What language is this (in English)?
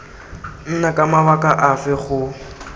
Tswana